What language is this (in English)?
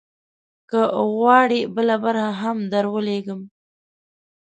Pashto